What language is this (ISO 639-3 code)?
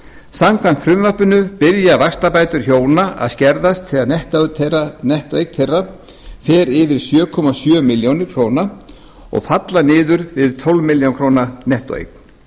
isl